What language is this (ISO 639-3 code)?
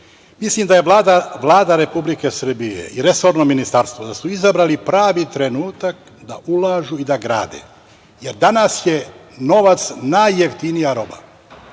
srp